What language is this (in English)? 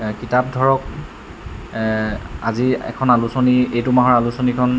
Assamese